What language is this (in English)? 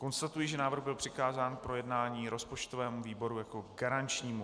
Czech